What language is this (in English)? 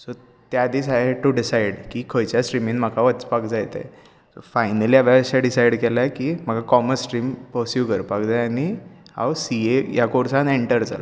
Konkani